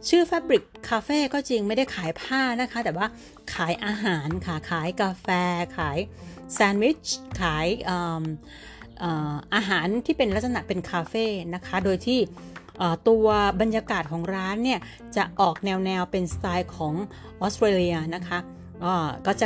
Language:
Thai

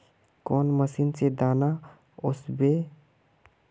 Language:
Magahi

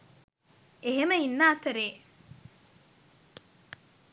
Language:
Sinhala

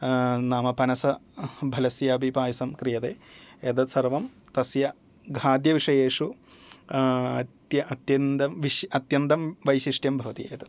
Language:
Sanskrit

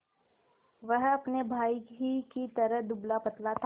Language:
Hindi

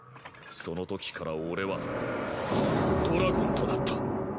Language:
Japanese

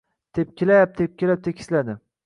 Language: Uzbek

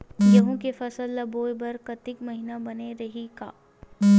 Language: Chhattisgarhi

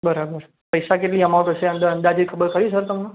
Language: Gujarati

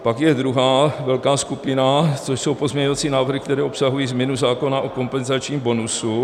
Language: Czech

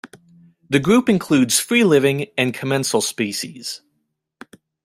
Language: English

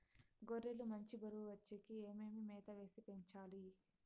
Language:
Telugu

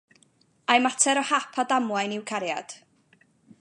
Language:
Welsh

